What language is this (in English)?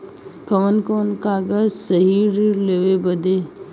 Bhojpuri